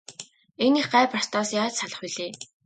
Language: Mongolian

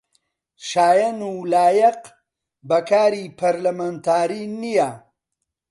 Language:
Central Kurdish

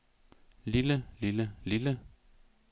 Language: Danish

